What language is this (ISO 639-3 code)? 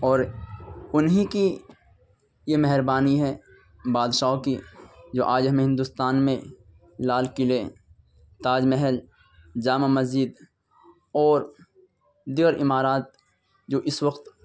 urd